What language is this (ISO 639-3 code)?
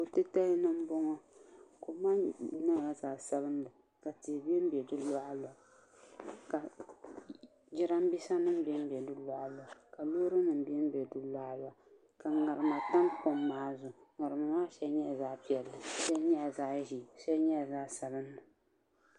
dag